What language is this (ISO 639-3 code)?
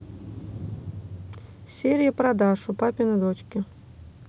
rus